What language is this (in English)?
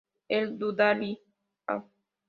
Spanish